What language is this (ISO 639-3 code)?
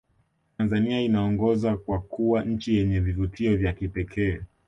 swa